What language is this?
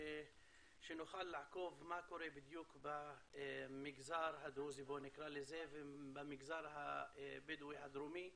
Hebrew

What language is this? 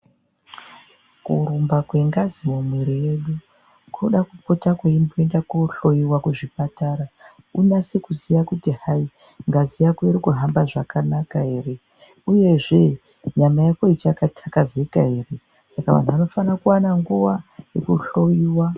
Ndau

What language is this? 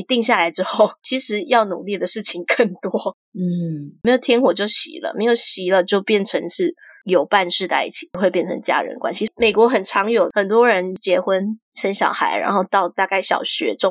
Chinese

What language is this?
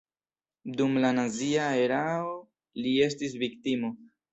Esperanto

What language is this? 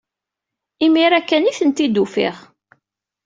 Kabyle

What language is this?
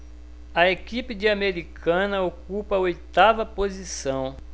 Portuguese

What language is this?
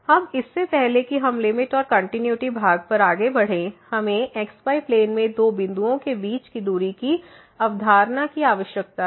Hindi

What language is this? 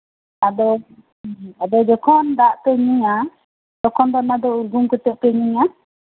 Santali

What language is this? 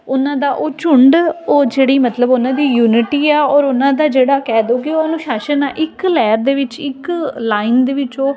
Punjabi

